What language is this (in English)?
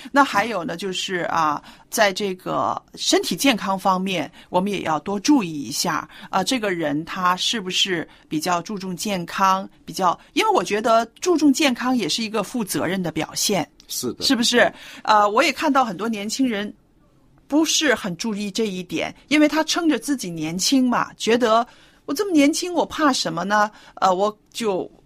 Chinese